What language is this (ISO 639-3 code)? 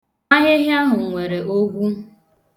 ibo